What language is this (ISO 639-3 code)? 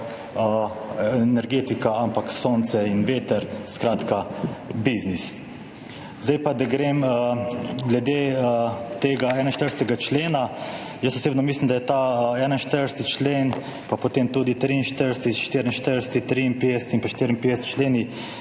slv